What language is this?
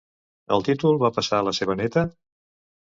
Catalan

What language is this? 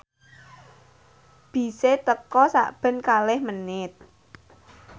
Javanese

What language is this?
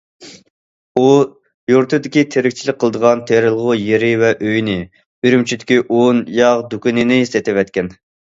Uyghur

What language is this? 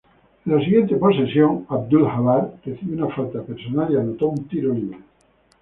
Spanish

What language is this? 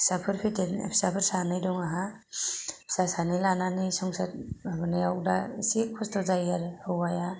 Bodo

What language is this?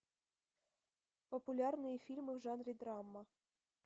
Russian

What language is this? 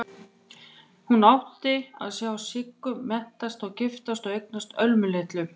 Icelandic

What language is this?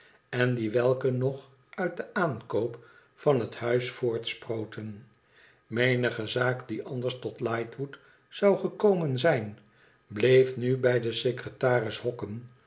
Dutch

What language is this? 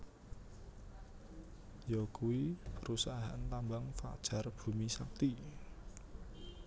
Javanese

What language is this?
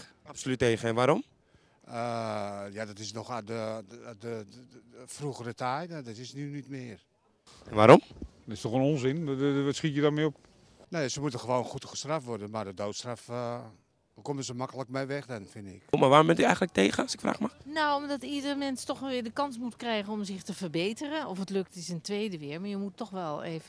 Dutch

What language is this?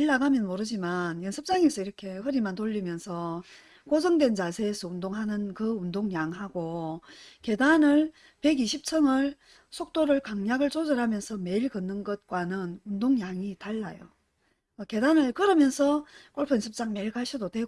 Korean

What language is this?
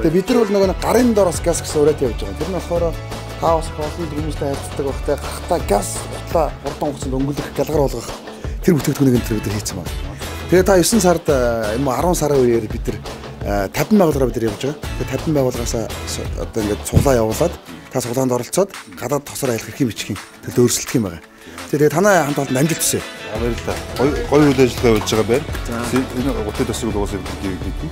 Dutch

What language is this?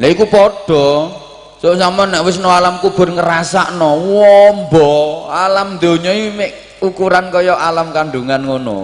Indonesian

